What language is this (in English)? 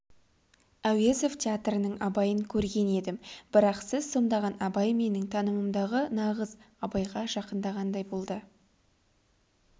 Kazakh